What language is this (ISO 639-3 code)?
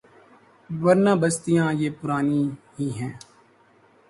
urd